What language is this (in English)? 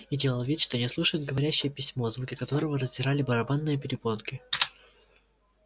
Russian